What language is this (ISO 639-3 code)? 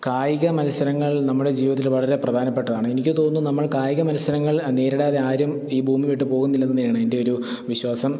mal